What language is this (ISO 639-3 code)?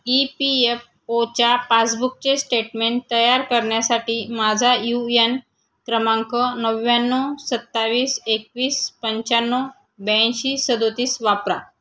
mar